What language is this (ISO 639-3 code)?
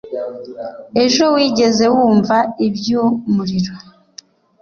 kin